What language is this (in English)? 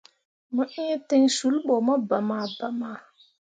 Mundang